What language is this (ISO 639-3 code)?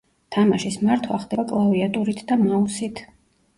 kat